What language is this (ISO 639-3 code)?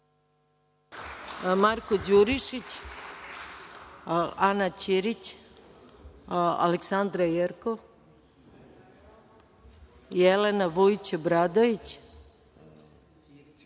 srp